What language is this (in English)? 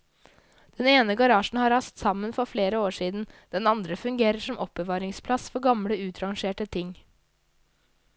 Norwegian